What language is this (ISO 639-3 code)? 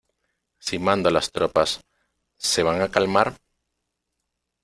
spa